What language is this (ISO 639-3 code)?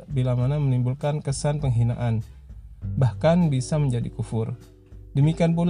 ind